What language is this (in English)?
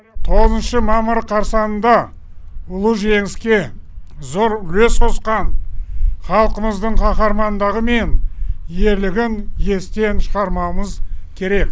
Kazakh